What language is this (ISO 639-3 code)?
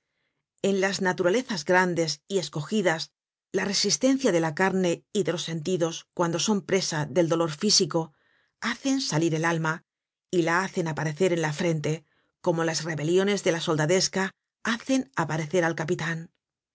spa